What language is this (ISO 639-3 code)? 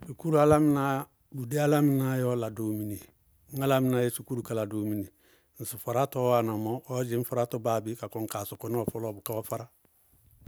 bqg